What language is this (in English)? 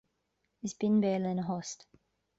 Irish